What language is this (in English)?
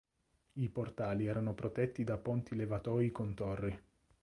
Italian